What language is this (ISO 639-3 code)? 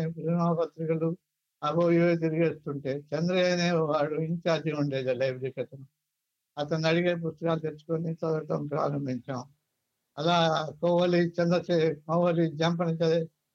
tel